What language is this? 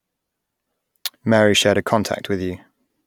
English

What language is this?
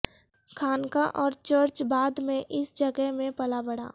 Urdu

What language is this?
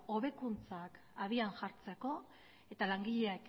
Basque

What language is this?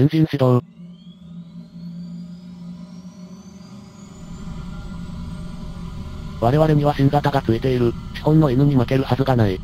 Japanese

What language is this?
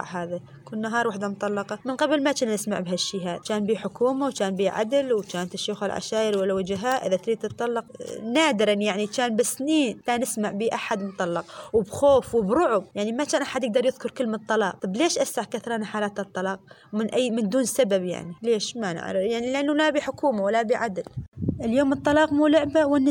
Arabic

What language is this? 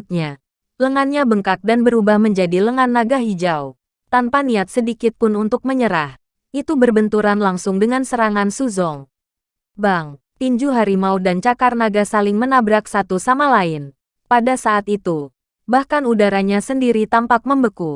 Indonesian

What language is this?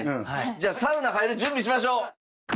Japanese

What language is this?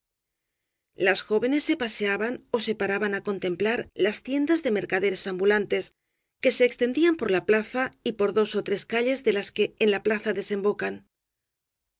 Spanish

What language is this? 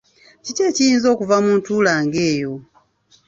Ganda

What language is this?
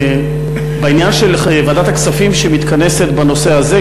Hebrew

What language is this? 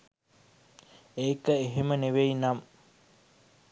Sinhala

